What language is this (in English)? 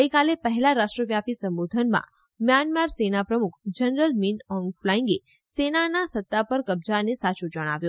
Gujarati